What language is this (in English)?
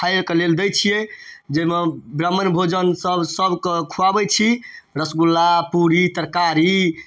Maithili